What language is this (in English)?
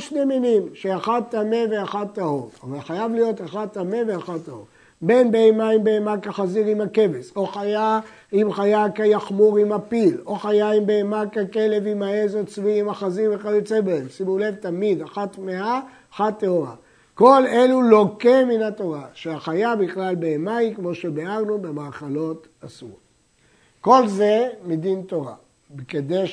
Hebrew